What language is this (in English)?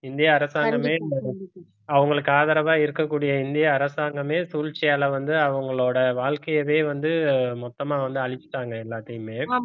Tamil